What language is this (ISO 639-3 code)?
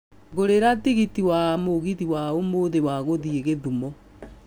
kik